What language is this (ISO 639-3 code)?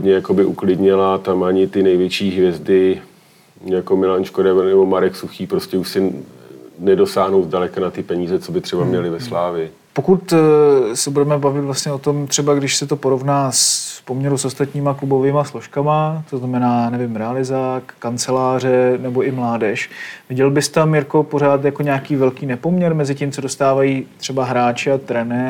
ces